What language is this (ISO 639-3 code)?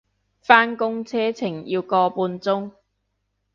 yue